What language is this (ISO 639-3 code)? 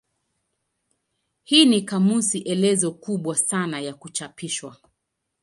swa